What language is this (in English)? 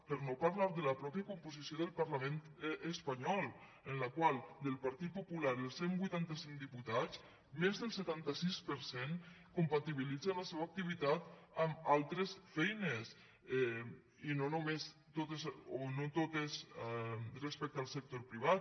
Catalan